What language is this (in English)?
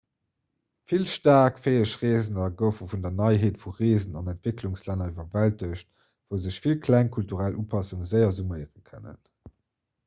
Luxembourgish